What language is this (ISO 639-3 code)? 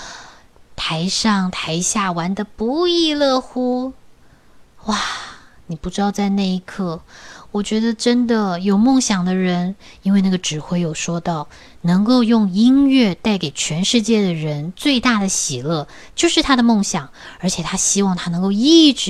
zho